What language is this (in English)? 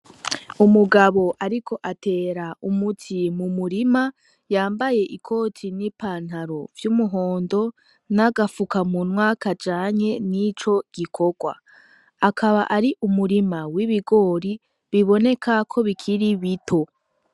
Rundi